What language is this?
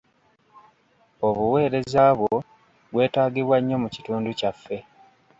Ganda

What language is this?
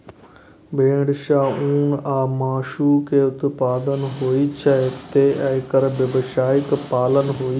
Maithili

